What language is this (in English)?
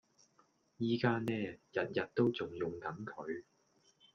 Cantonese